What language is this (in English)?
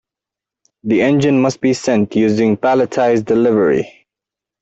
English